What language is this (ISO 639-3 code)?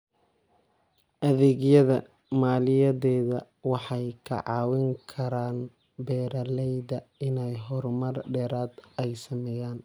som